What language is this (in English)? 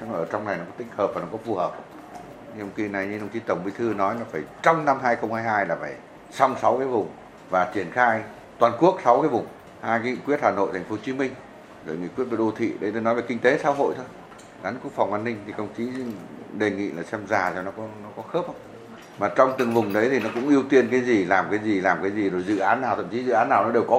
Vietnamese